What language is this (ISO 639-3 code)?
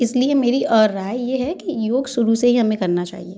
hin